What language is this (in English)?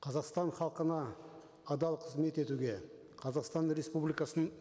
Kazakh